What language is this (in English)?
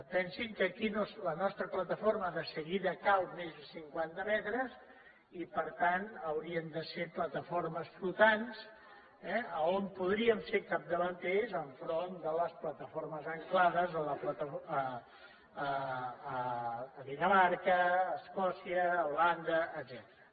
Catalan